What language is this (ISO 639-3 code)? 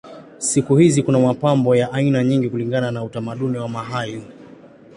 swa